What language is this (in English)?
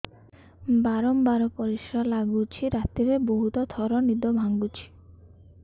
Odia